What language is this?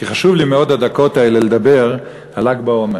Hebrew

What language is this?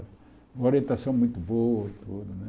Portuguese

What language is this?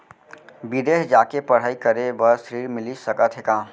Chhattisgarhi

